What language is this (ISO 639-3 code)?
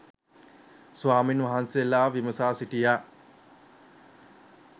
sin